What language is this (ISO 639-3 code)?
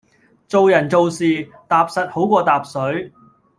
yue